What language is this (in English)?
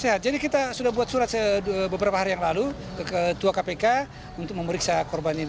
Indonesian